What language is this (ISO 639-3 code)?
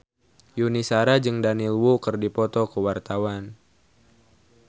sun